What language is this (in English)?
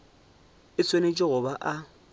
Northern Sotho